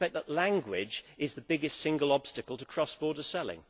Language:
English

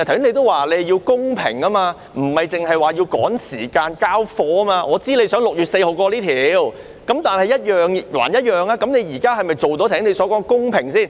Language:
Cantonese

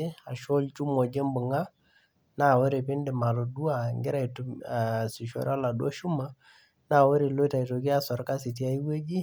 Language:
Masai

